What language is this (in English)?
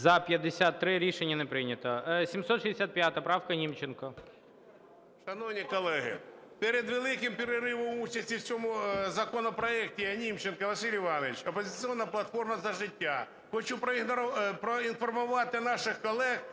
Ukrainian